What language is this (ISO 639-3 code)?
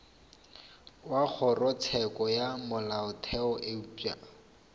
nso